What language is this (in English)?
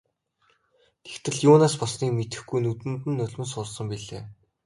Mongolian